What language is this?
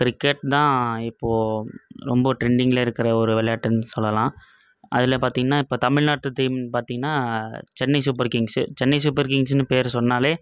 Tamil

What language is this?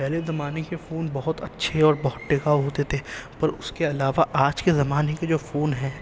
Urdu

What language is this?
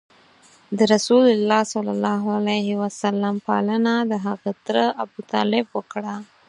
Pashto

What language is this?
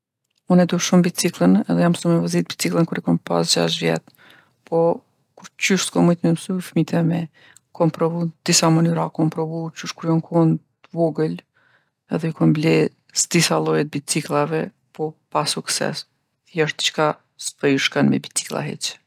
Gheg Albanian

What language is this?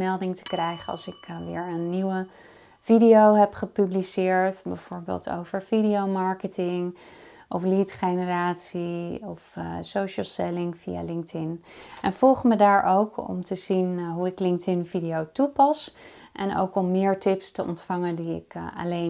Dutch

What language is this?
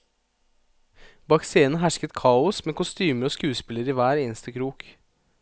Norwegian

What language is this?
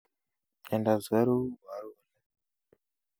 Kalenjin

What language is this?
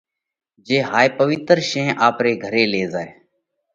Parkari Koli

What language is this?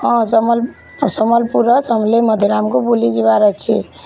Odia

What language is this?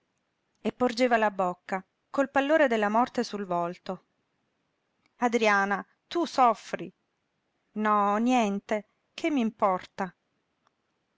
Italian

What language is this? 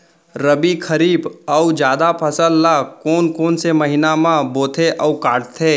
Chhattisgarhi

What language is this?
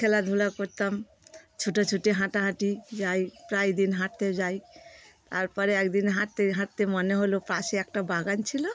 Bangla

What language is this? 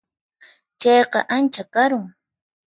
Puno Quechua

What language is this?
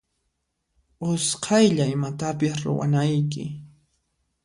Puno Quechua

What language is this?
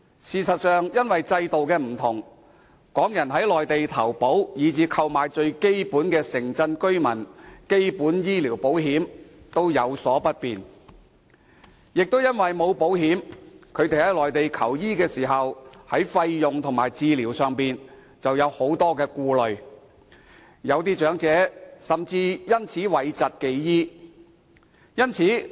Cantonese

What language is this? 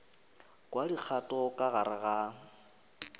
Northern Sotho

